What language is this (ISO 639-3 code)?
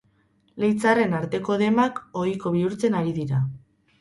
eus